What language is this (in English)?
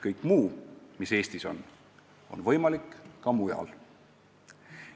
Estonian